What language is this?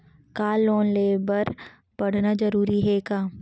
Chhattisgarhi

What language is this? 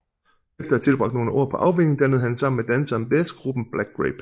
Danish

